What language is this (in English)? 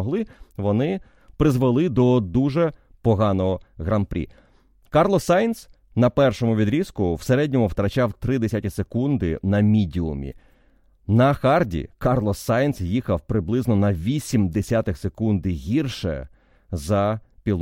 Ukrainian